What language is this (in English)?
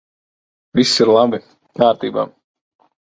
Latvian